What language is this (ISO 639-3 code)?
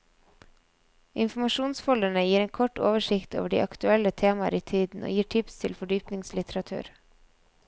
nor